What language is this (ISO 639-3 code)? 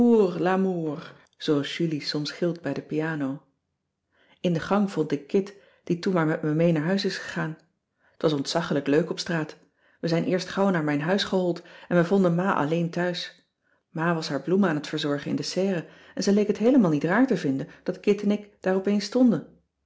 nld